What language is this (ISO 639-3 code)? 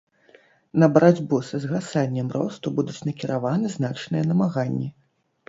bel